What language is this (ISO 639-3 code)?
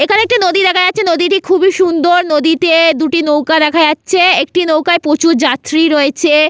ben